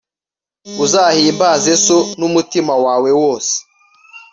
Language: Kinyarwanda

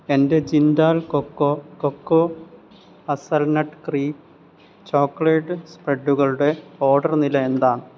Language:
Malayalam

